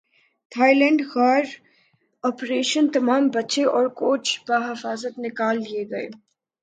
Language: Urdu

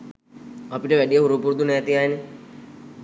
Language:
Sinhala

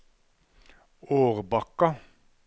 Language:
Norwegian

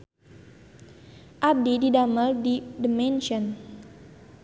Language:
Sundanese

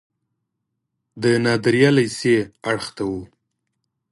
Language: Pashto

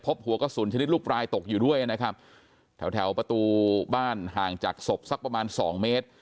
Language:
Thai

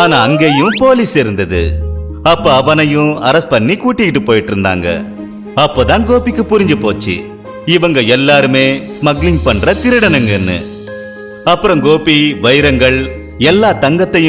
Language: Indonesian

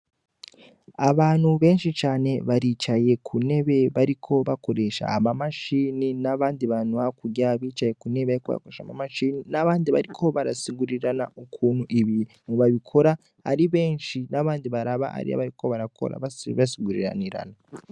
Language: Rundi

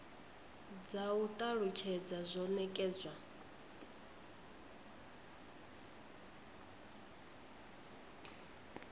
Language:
Venda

